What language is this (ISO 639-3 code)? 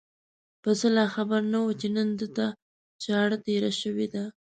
pus